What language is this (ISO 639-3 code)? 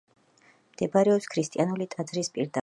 kat